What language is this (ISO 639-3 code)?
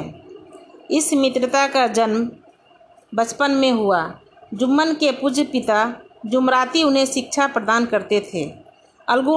hin